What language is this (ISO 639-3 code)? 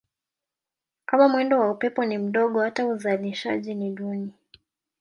swa